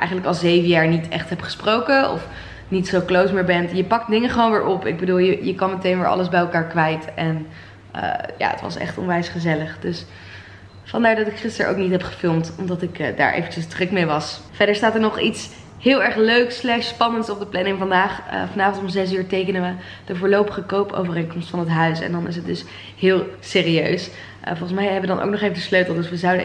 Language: Dutch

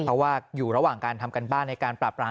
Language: Thai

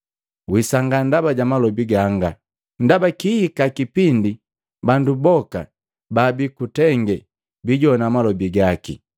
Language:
Matengo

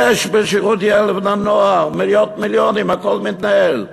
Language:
Hebrew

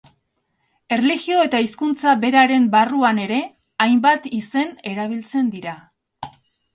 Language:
Basque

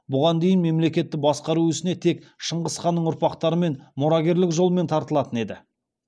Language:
Kazakh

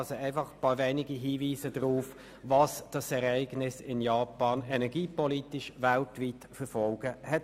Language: Swiss German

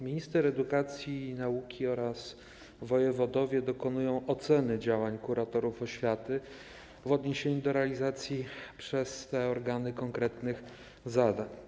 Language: Polish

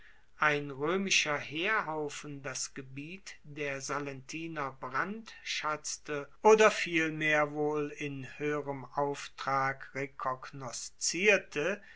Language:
German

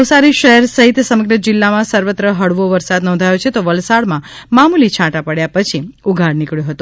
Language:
Gujarati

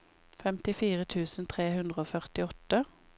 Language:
Norwegian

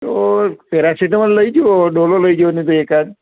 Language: Gujarati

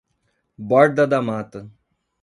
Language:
Portuguese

